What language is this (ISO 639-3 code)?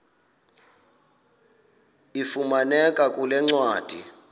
xho